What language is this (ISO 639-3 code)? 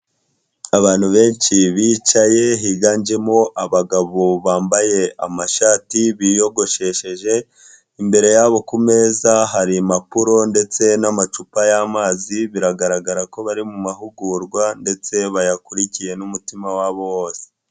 kin